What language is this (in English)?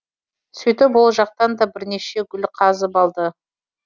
Kazakh